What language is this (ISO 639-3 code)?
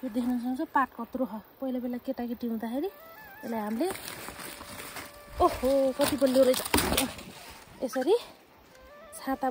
ind